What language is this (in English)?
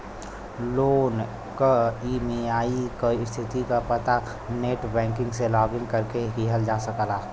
Bhojpuri